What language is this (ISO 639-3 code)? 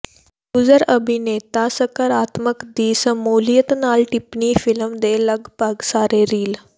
pan